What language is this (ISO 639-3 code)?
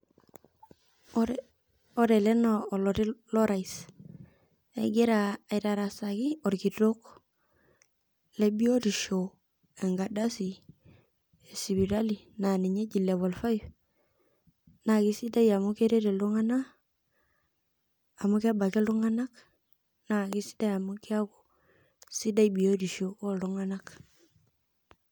mas